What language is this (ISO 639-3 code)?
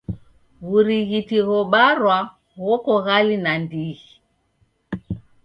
dav